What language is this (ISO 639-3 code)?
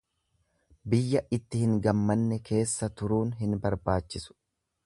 orm